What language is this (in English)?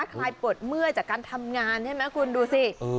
Thai